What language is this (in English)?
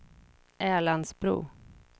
Swedish